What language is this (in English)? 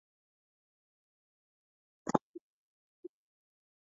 Chinese